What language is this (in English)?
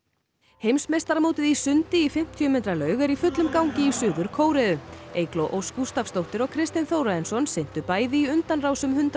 Icelandic